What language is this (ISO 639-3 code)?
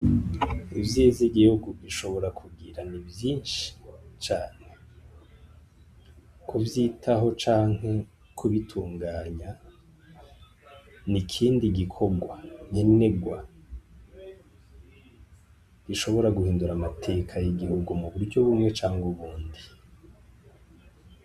run